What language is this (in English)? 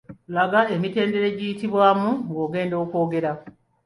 Ganda